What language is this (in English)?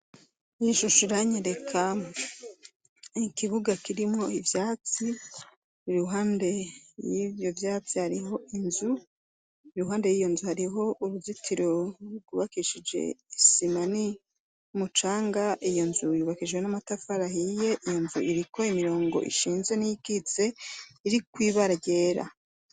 Rundi